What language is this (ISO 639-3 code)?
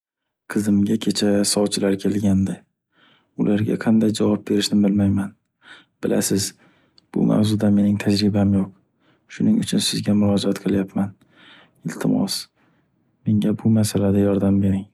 uzb